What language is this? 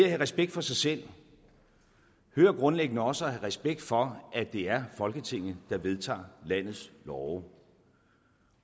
Danish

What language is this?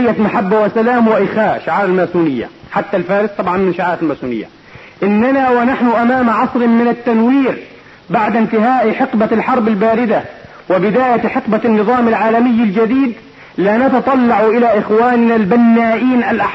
Arabic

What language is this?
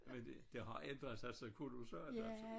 Danish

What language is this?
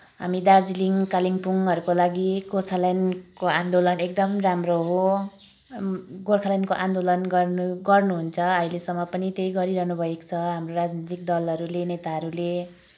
Nepali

